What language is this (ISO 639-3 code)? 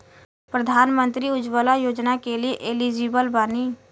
bho